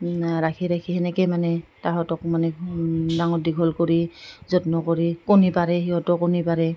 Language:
Assamese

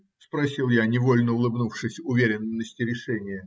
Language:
Russian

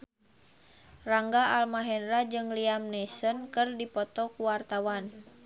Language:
Sundanese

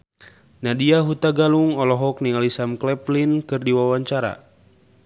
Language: Sundanese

